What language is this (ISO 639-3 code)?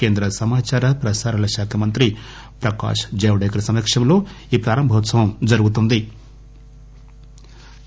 tel